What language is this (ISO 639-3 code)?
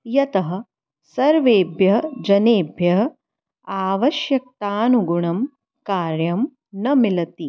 san